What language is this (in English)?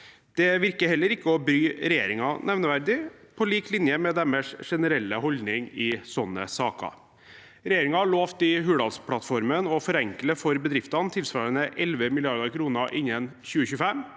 Norwegian